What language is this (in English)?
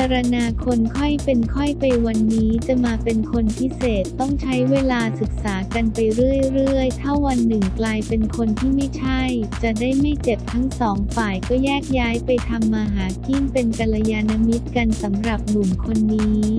Thai